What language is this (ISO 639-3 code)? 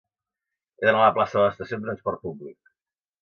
cat